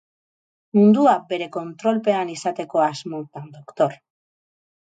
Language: Basque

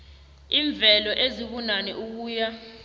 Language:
South Ndebele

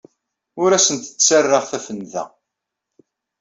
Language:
Kabyle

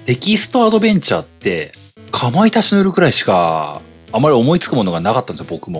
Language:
Japanese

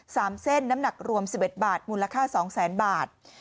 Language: Thai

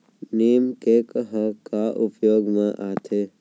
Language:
Chhattisgarhi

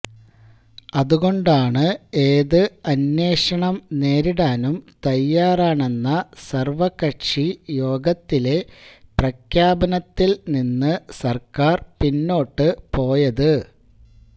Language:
Malayalam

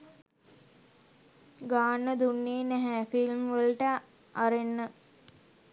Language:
Sinhala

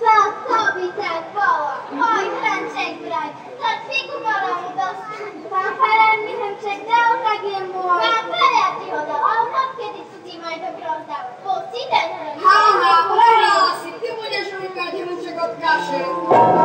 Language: Czech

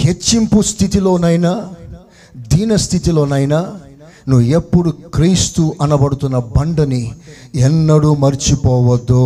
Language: Telugu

